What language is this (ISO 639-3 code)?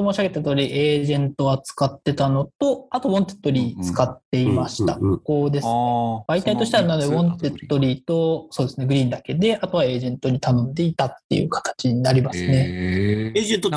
jpn